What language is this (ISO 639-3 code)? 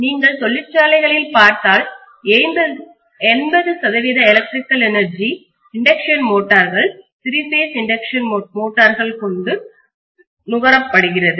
tam